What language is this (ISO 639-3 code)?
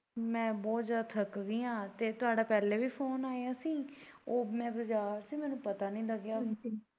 pan